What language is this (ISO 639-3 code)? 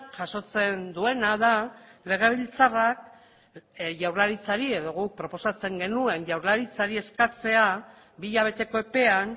eus